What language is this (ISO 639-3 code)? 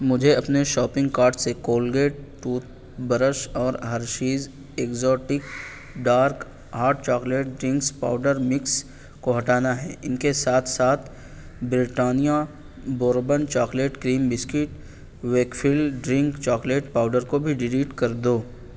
urd